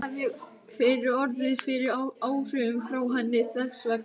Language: Icelandic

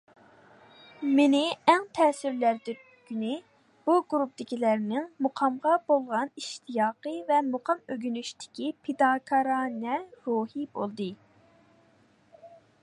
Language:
Uyghur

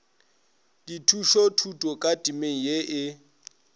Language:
Northern Sotho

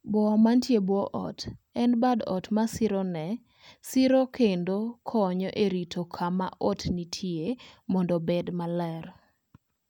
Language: Luo (Kenya and Tanzania)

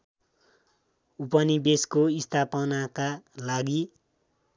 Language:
Nepali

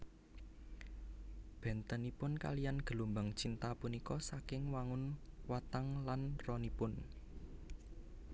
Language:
Javanese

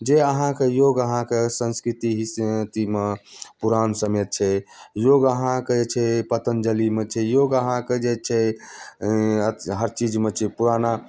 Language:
Maithili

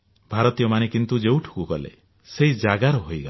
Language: Odia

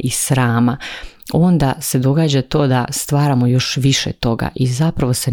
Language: Croatian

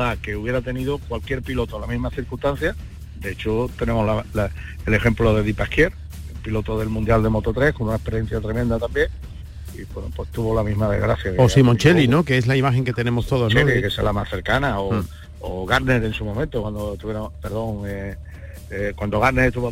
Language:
Spanish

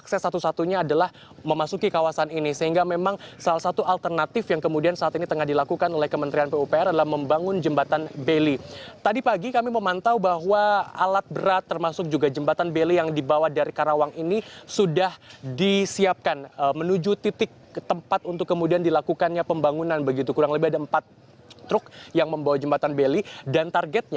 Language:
Indonesian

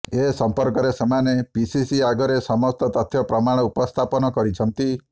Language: Odia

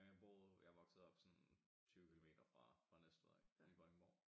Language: Danish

